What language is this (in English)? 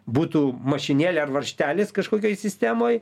Lithuanian